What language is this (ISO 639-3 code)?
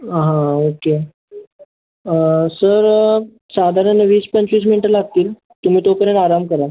mar